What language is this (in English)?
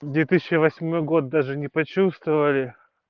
Russian